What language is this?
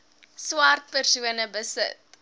Afrikaans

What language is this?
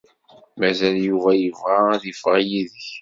Kabyle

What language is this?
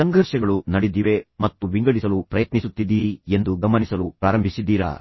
Kannada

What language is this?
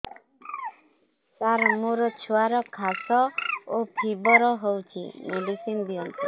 Odia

